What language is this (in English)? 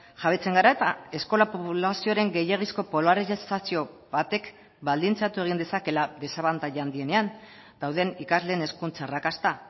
Basque